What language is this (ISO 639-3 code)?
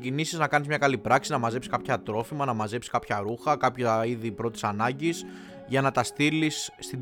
ell